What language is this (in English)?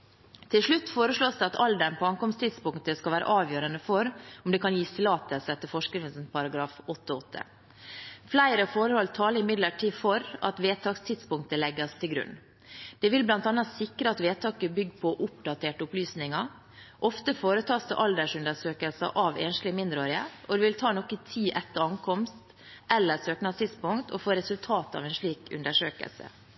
Norwegian Bokmål